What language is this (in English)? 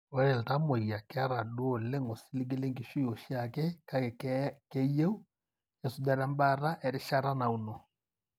Masai